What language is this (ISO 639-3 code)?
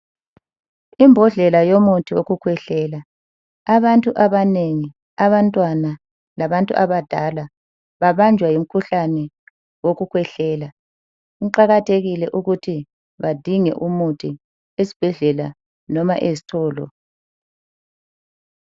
nde